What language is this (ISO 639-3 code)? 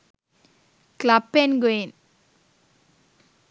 sin